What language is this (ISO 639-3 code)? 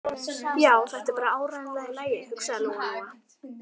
isl